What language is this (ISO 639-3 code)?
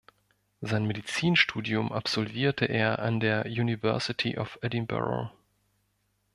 deu